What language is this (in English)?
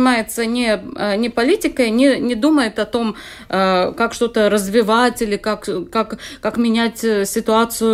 Russian